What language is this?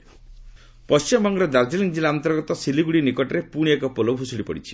Odia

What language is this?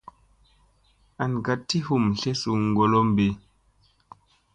Musey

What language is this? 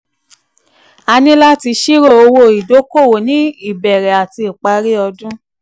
Yoruba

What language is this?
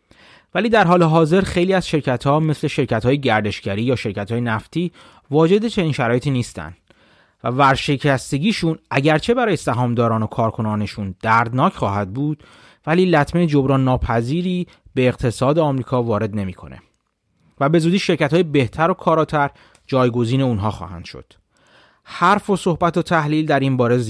Persian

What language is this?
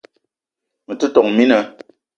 Eton (Cameroon)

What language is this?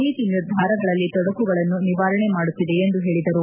Kannada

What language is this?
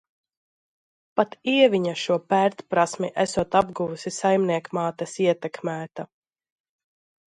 Latvian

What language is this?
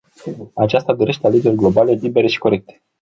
Romanian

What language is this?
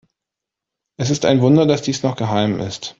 German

